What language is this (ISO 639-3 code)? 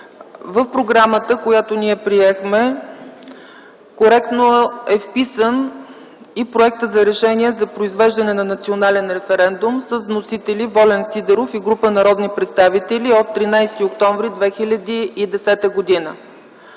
bul